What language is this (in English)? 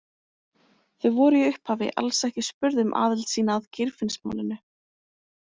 Icelandic